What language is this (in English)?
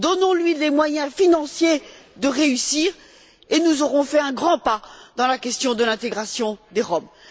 French